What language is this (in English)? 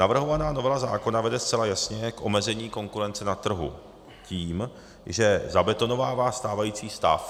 Czech